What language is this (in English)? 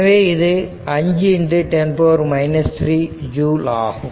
Tamil